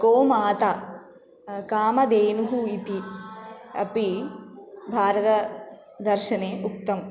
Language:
Sanskrit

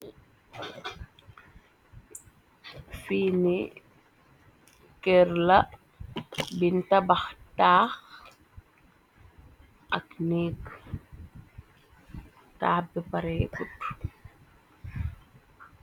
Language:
Wolof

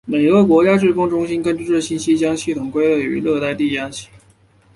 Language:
Chinese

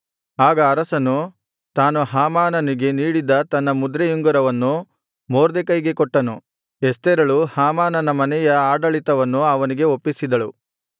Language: Kannada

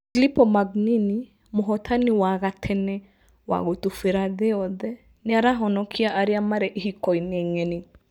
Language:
Kikuyu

